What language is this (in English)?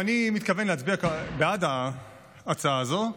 Hebrew